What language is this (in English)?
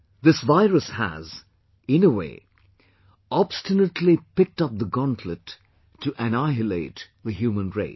English